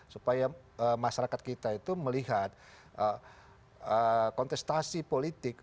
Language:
Indonesian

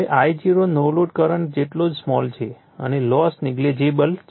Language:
Gujarati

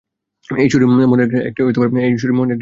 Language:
Bangla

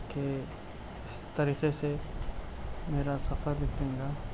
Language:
Urdu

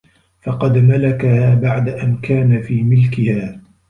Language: Arabic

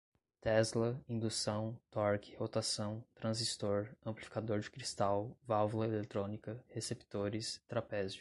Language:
Portuguese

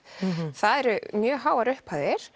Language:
Icelandic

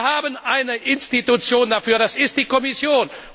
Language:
German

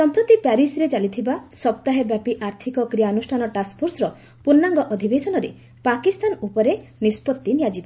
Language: Odia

